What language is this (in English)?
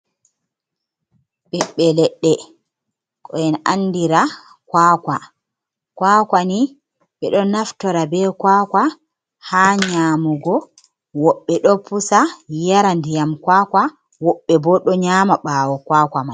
Fula